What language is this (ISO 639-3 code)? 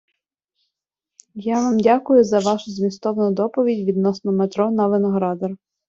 ukr